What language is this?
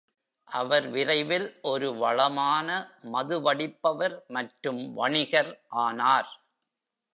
Tamil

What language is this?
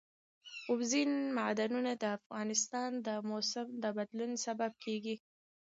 Pashto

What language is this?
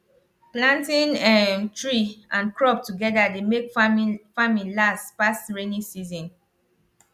Nigerian Pidgin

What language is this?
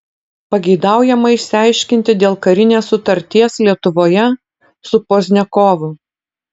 Lithuanian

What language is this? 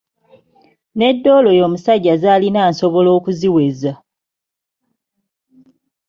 Ganda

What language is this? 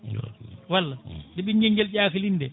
Fula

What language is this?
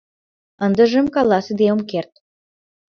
Mari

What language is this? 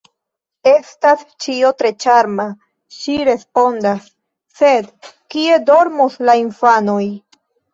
Esperanto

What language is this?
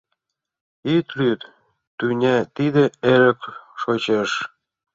Mari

